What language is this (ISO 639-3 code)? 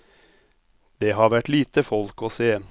nor